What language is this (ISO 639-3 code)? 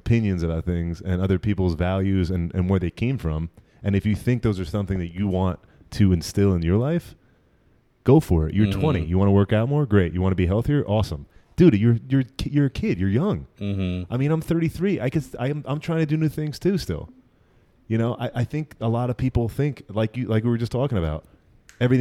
eng